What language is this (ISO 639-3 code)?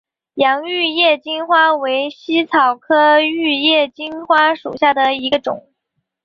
zho